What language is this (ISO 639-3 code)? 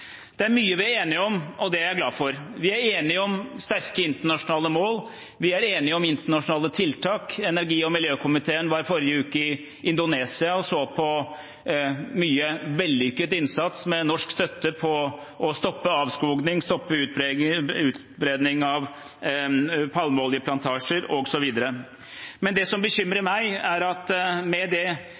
nob